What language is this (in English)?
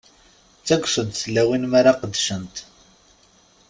Kabyle